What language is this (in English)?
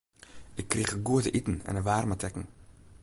Western Frisian